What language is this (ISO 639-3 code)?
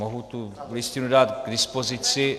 ces